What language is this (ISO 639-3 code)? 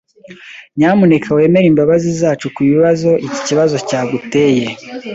kin